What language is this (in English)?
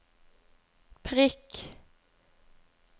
Norwegian